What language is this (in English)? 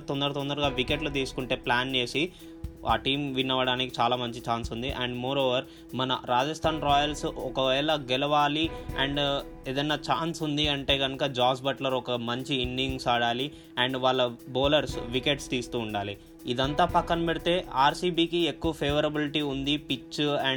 Telugu